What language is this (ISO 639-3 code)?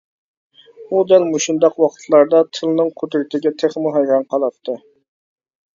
uig